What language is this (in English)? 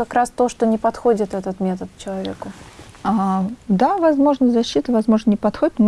Russian